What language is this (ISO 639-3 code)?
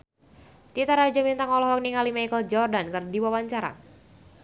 sun